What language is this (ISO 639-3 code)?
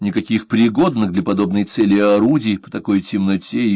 rus